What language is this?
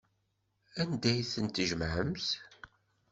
Kabyle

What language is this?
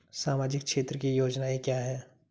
Hindi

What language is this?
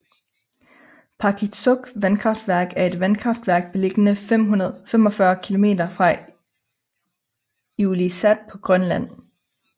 Danish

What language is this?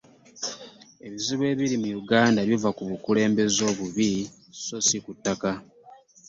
Ganda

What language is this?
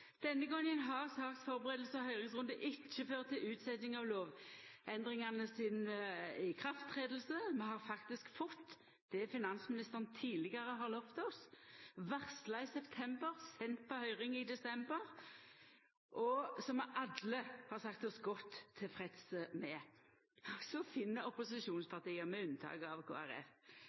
Norwegian Nynorsk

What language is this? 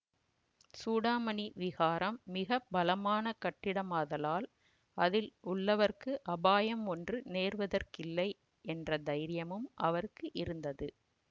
Tamil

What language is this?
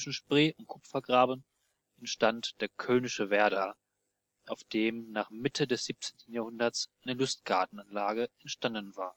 German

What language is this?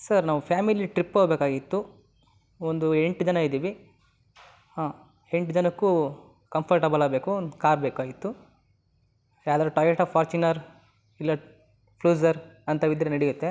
Kannada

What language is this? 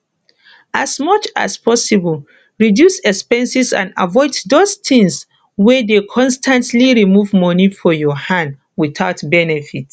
Nigerian Pidgin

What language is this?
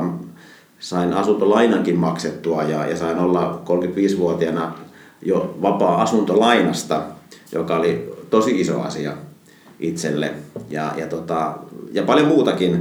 Finnish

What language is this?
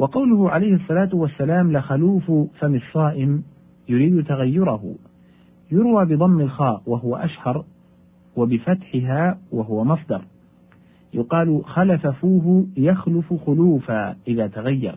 Arabic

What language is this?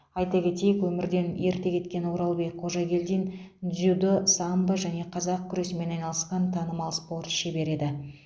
Kazakh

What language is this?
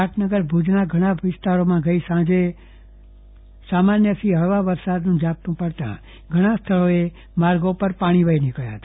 Gujarati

